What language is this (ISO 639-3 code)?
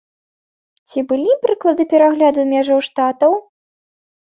bel